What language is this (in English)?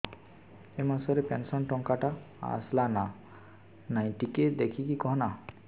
Odia